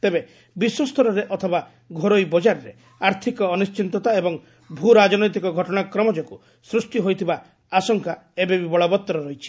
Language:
Odia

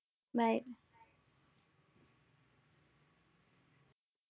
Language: Marathi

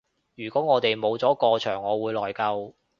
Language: Cantonese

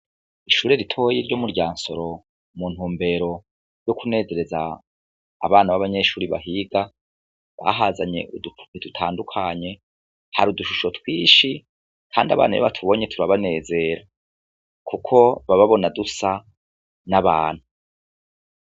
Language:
Rundi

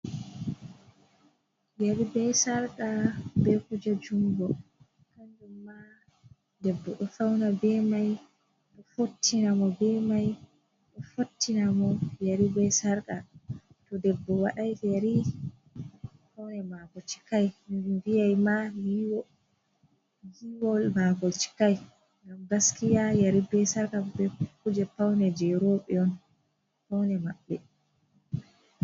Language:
Fula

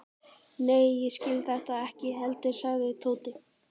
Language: Icelandic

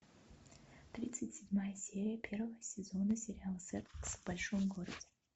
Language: Russian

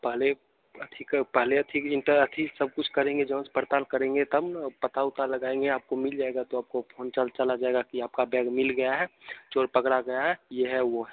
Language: Hindi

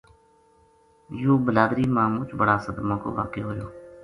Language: Gujari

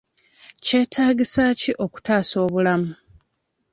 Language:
Ganda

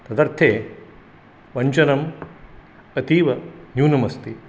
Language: Sanskrit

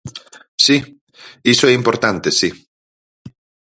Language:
Galician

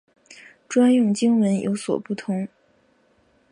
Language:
Chinese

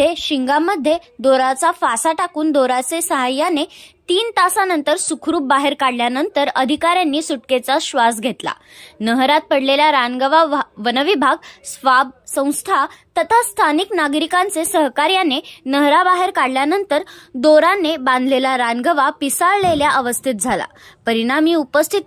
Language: Marathi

